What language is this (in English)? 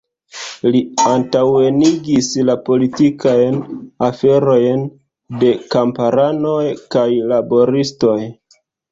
Esperanto